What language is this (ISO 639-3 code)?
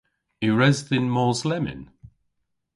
cor